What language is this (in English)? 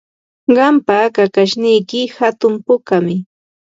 Ambo-Pasco Quechua